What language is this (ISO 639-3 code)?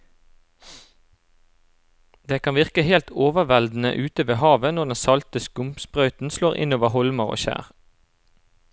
nor